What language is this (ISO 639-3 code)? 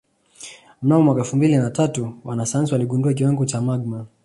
swa